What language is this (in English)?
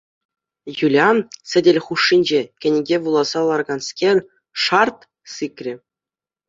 Chuvash